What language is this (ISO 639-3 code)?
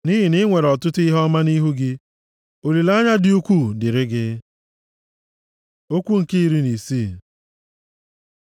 ibo